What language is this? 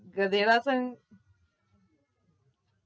Gujarati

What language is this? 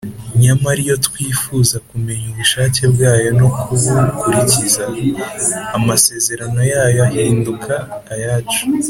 Kinyarwanda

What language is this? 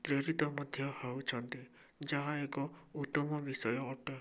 Odia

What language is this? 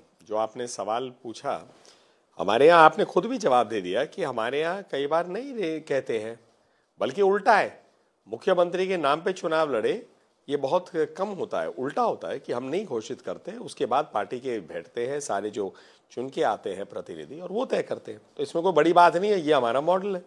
Hindi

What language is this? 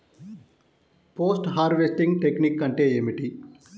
Telugu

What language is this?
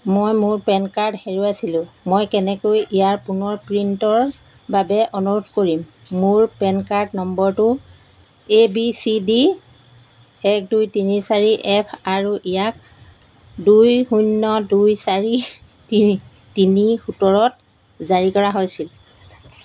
Assamese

